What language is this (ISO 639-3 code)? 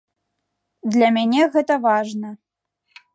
bel